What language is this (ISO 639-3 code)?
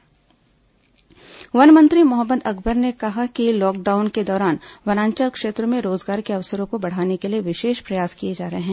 hin